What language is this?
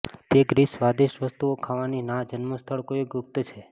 Gujarati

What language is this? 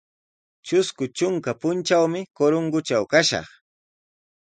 Sihuas Ancash Quechua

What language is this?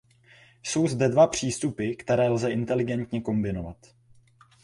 Czech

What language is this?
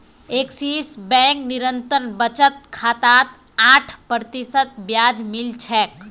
Magahi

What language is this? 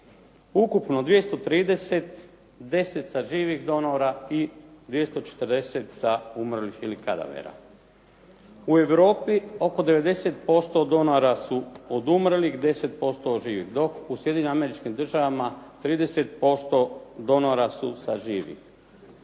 Croatian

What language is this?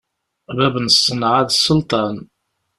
Kabyle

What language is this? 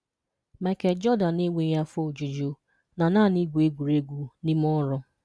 Igbo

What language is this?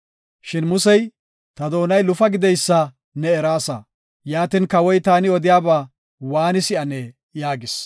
Gofa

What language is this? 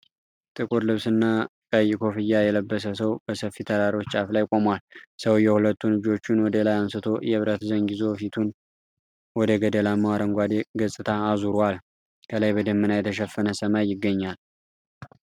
Amharic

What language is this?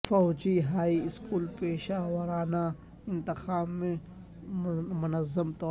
Urdu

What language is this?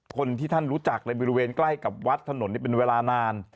Thai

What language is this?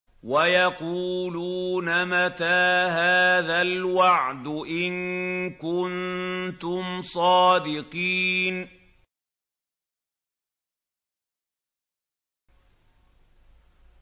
Arabic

